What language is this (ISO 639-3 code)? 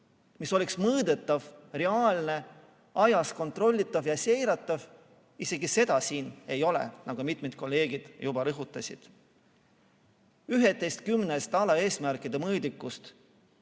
est